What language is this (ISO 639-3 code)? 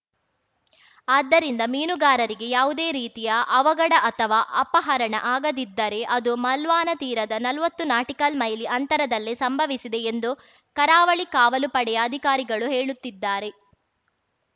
kan